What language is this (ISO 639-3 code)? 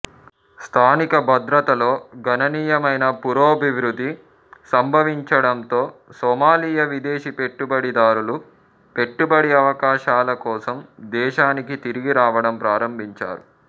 tel